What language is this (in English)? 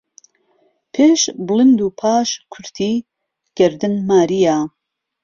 Central Kurdish